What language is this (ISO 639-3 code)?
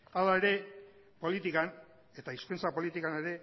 eus